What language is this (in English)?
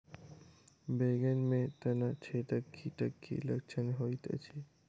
Maithili